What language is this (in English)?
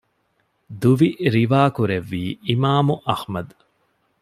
Divehi